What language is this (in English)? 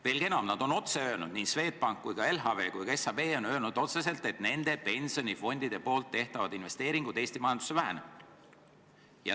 Estonian